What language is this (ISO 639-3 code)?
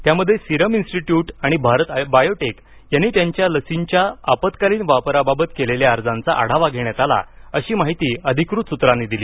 mar